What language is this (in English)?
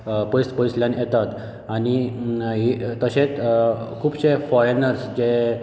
Konkani